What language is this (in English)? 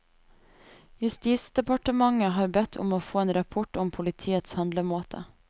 Norwegian